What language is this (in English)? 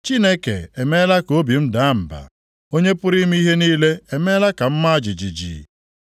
Igbo